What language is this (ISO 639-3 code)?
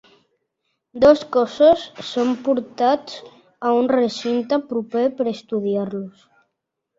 cat